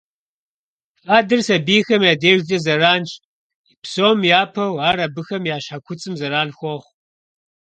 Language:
Kabardian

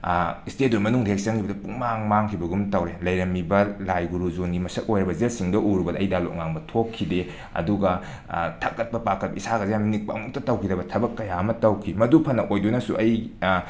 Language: Manipuri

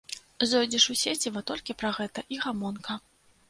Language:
Belarusian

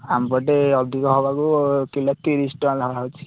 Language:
Odia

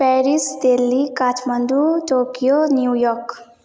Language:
Nepali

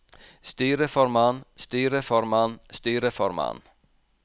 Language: Norwegian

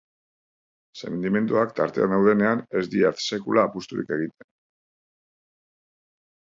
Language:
Basque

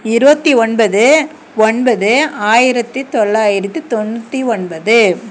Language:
Tamil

